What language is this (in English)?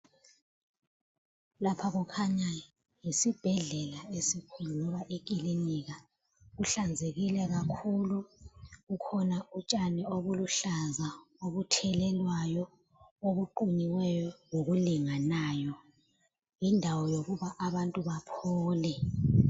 North Ndebele